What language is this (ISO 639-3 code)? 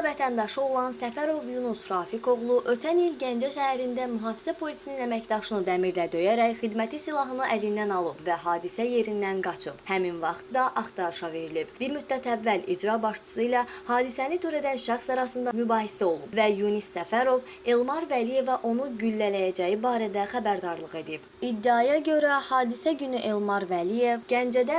aze